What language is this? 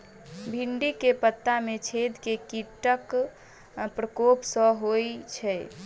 Maithili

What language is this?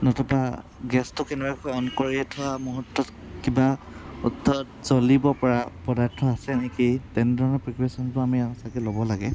Assamese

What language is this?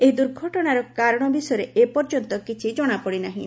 Odia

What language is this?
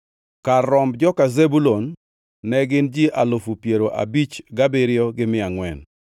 Luo (Kenya and Tanzania)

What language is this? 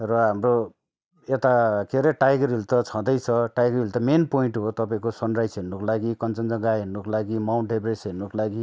Nepali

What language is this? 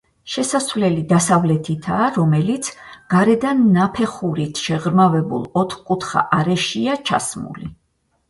Georgian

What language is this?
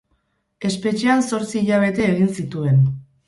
Basque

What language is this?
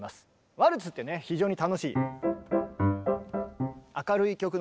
Japanese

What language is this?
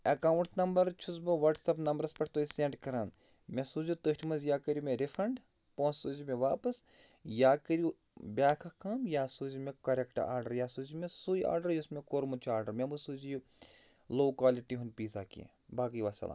Kashmiri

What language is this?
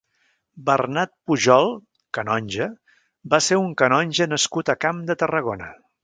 Catalan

